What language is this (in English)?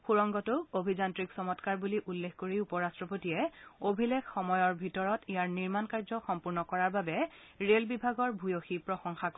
Assamese